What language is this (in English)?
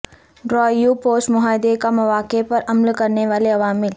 Urdu